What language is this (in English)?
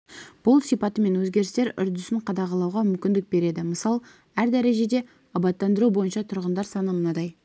Kazakh